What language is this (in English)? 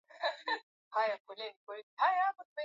Swahili